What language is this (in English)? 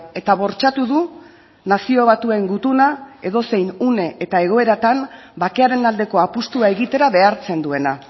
Basque